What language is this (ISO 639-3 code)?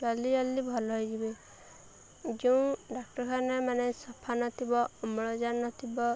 ori